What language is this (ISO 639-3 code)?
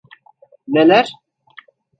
tur